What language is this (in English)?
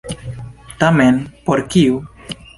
Esperanto